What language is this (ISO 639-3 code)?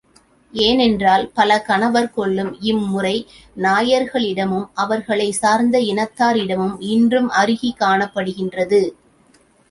tam